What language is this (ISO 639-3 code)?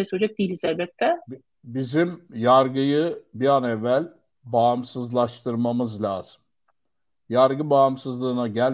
tur